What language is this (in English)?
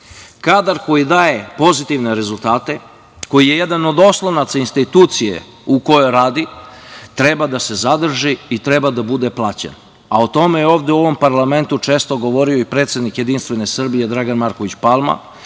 Serbian